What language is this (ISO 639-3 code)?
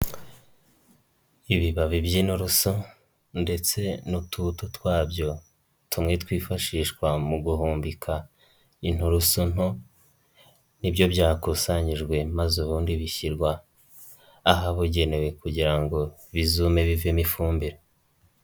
kin